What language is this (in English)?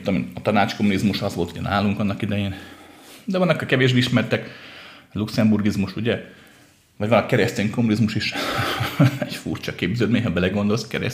Hungarian